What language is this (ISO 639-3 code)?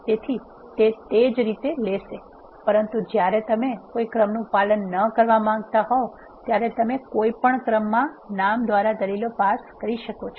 guj